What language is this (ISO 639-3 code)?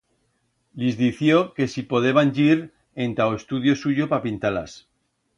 arg